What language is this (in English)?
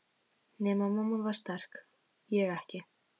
Icelandic